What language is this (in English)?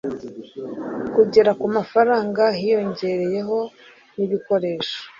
Kinyarwanda